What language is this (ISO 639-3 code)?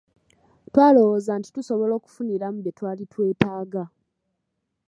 lug